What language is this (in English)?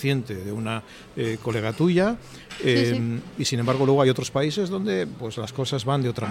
Spanish